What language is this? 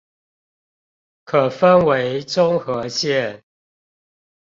Chinese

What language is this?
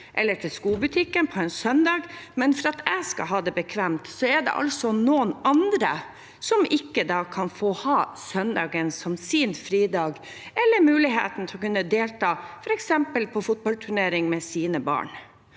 Norwegian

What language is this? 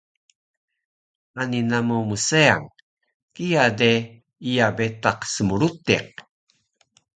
Taroko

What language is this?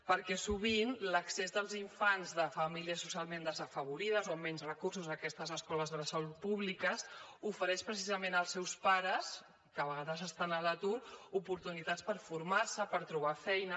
Catalan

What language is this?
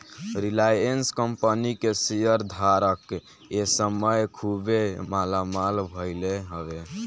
Bhojpuri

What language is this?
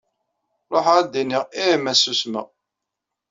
Kabyle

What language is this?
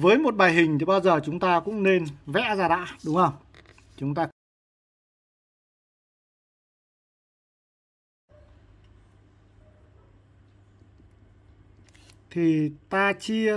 Vietnamese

